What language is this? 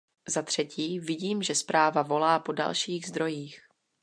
Czech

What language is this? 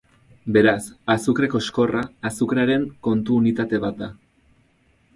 Basque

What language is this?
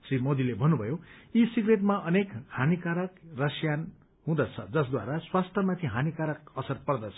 Nepali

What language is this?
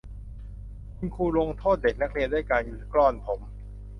Thai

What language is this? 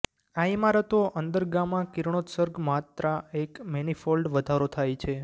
Gujarati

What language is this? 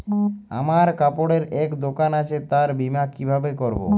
Bangla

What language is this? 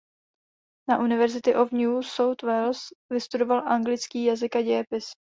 Czech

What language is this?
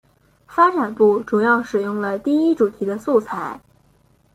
Chinese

